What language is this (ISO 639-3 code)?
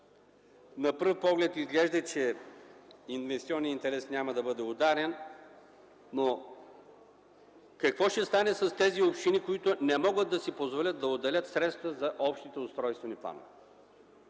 bul